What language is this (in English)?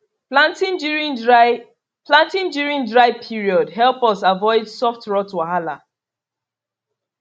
Nigerian Pidgin